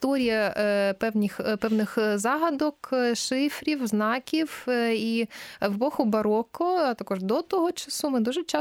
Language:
Ukrainian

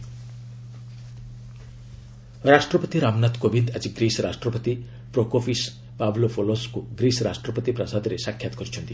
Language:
Odia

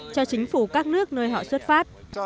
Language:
Vietnamese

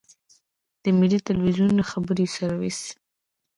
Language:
Pashto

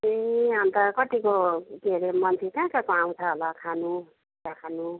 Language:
Nepali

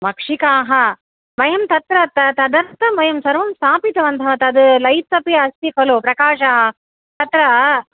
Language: Sanskrit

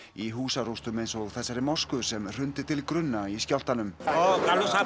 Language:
Icelandic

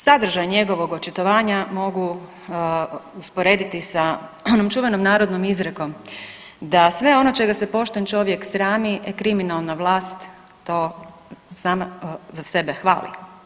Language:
Croatian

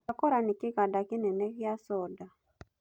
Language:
Kikuyu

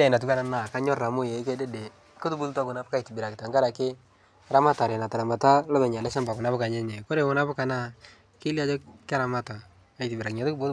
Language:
Masai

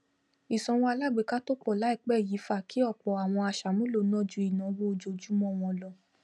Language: Yoruba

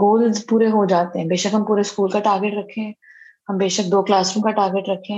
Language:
Urdu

